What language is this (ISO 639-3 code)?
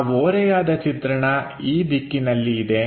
kan